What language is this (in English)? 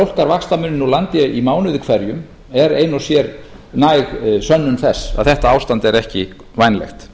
Icelandic